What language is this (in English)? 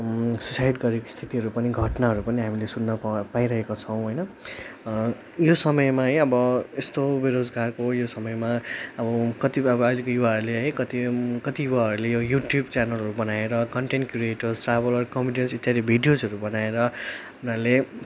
Nepali